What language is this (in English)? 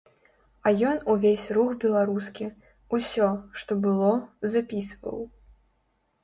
Belarusian